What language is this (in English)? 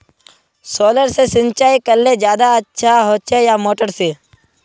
Magahi